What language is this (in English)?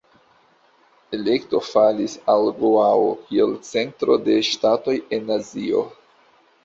Esperanto